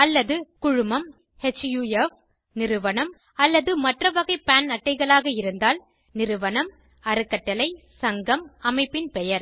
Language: Tamil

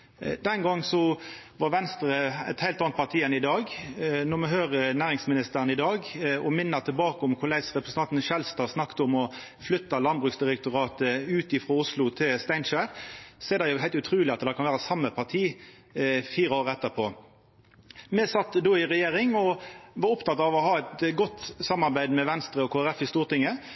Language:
Norwegian Nynorsk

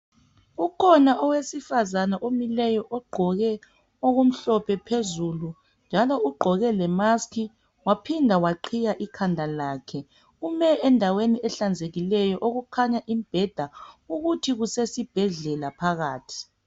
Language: North Ndebele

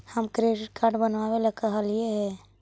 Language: Magahi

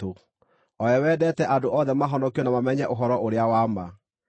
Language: Kikuyu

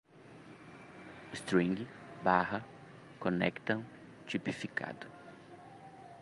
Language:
Portuguese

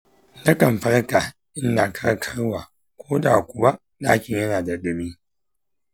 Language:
Hausa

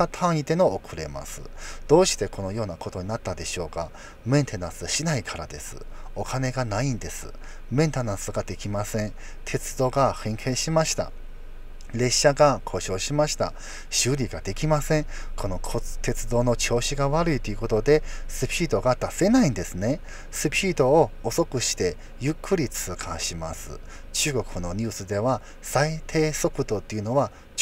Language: Japanese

